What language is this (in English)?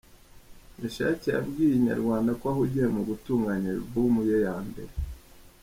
Kinyarwanda